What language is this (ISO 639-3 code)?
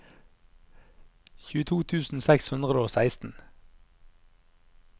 nor